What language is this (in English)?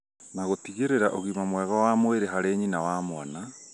Kikuyu